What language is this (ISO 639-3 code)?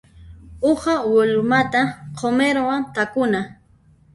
qxp